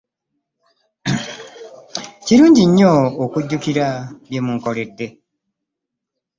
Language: Ganda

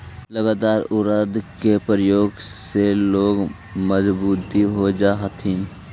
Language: Magahi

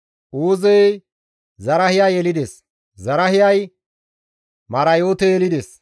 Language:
Gamo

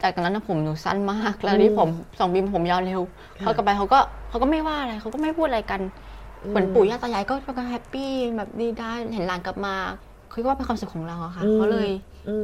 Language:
Thai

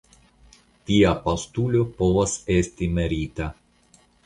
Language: Esperanto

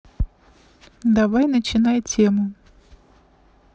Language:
Russian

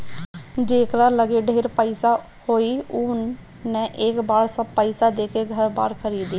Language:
Bhojpuri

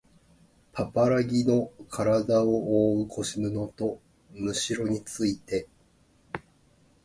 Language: Japanese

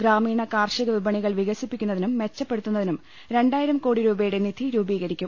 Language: Malayalam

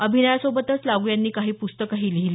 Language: Marathi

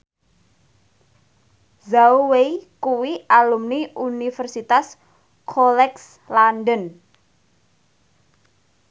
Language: Javanese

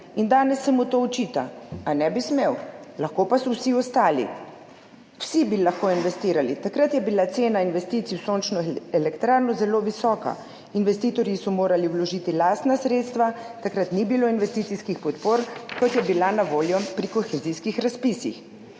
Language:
Slovenian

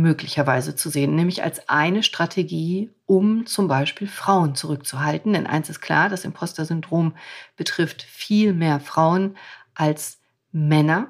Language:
German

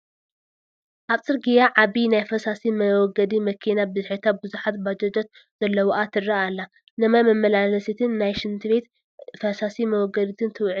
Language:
Tigrinya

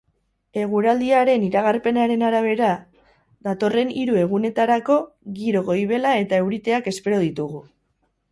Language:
Basque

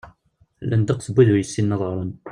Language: Kabyle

